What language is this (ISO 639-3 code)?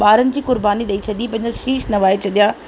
snd